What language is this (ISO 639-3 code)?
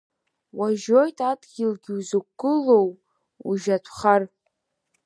abk